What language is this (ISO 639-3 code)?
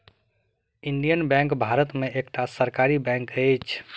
mai